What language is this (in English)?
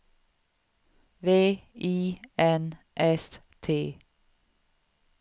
Swedish